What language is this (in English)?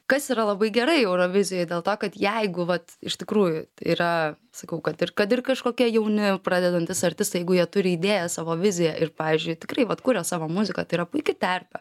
Lithuanian